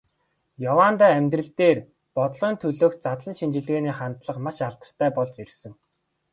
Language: Mongolian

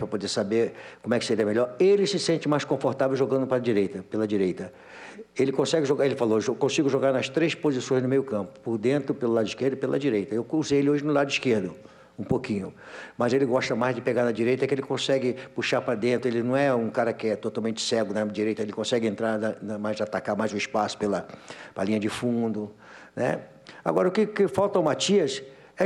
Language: Portuguese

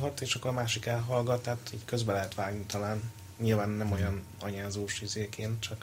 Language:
Hungarian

